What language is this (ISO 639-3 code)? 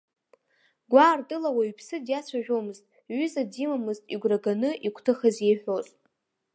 abk